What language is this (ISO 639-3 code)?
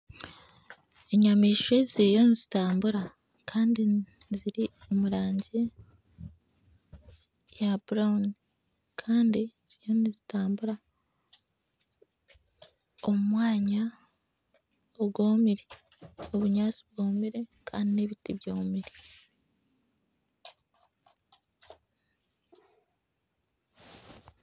nyn